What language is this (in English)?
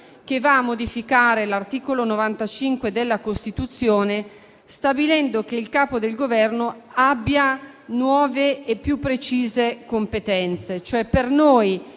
Italian